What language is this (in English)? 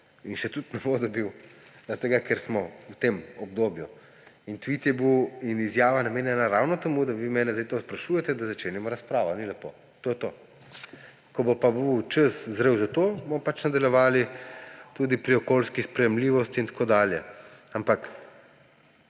Slovenian